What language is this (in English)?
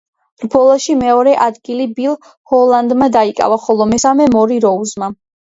Georgian